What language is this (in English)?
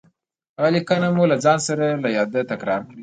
Pashto